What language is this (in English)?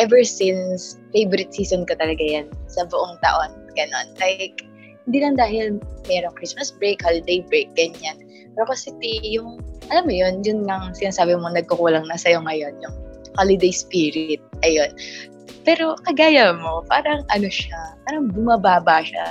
Filipino